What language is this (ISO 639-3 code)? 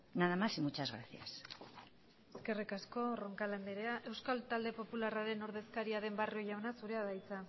eus